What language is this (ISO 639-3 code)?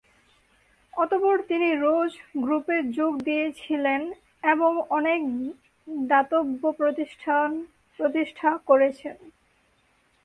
ben